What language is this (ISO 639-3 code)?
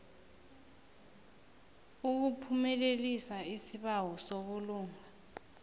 nbl